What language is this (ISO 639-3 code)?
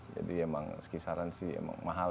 ind